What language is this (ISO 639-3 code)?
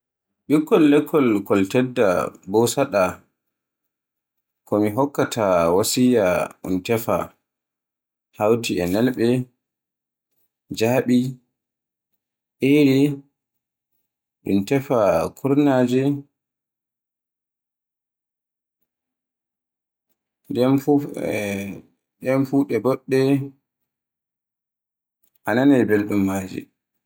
fue